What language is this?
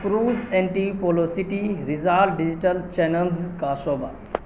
Urdu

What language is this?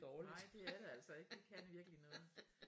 Danish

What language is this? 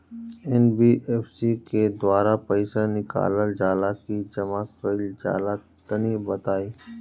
Bhojpuri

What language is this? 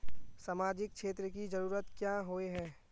Magahi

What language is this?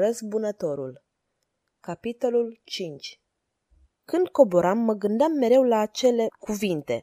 Romanian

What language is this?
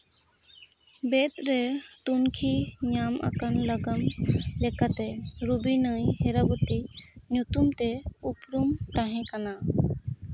Santali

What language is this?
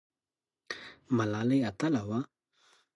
Pashto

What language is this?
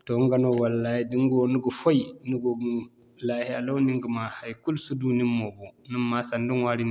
Zarma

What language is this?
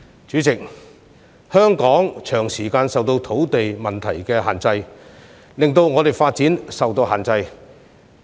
Cantonese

